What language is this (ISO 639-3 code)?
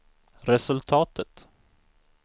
swe